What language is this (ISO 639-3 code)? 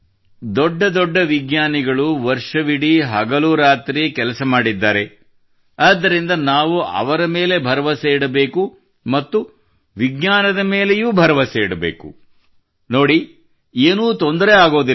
kan